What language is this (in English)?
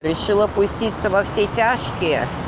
Russian